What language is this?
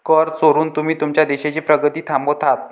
Marathi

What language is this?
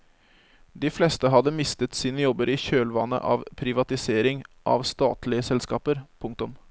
Norwegian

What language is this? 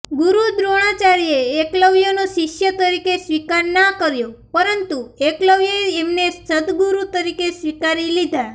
Gujarati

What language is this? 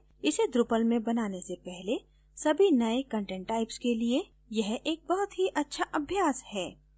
Hindi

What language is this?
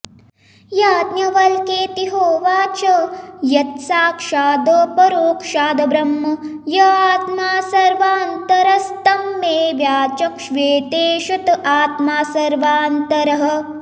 Sanskrit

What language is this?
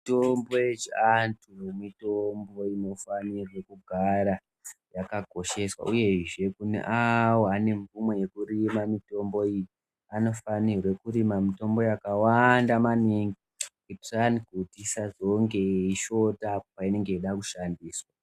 Ndau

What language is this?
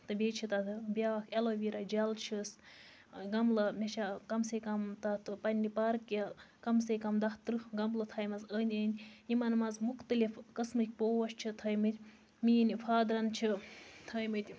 Kashmiri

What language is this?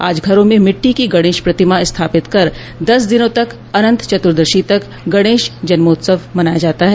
Hindi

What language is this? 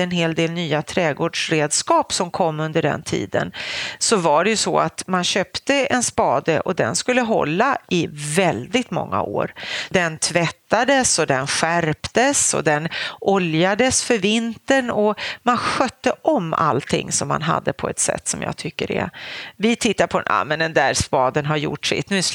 Swedish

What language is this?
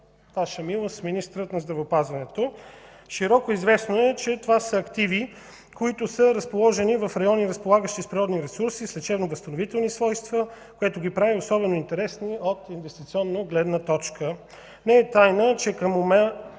Bulgarian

